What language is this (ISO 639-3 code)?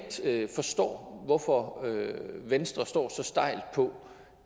dan